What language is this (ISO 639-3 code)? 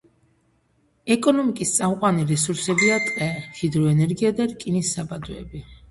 kat